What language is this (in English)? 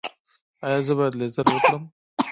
Pashto